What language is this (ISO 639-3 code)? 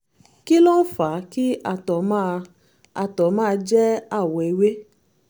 yor